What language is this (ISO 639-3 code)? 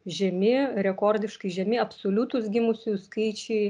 lit